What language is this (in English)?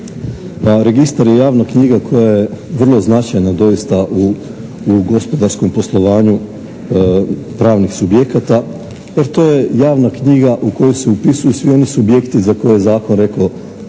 Croatian